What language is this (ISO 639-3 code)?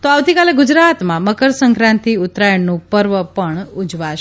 guj